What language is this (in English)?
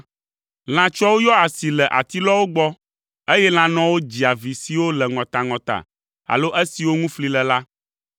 Ewe